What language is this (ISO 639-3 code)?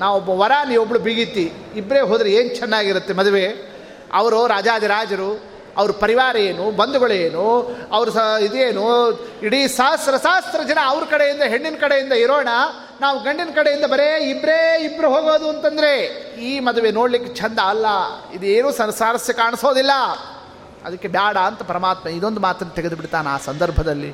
kan